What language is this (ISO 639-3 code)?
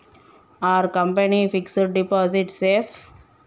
tel